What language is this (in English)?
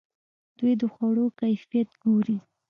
Pashto